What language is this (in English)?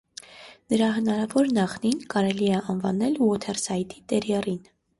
Armenian